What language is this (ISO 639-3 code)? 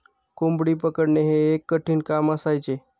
mar